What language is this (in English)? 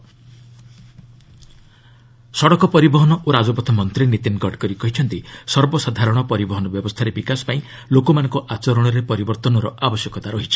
Odia